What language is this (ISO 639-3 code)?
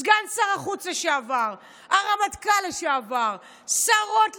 heb